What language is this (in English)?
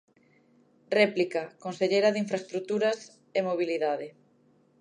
Galician